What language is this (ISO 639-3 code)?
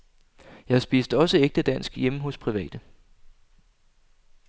dan